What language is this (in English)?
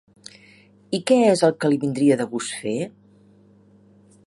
Catalan